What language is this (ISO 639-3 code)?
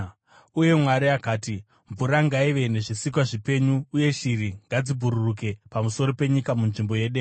sna